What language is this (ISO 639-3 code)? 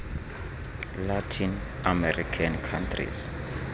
xho